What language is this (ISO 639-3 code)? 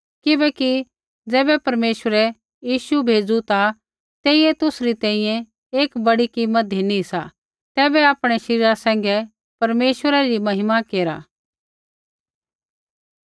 kfx